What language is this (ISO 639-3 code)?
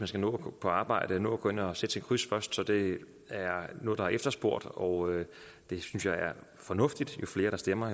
dan